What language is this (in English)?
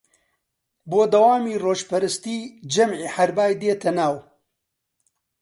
Central Kurdish